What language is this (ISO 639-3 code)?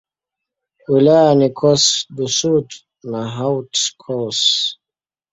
swa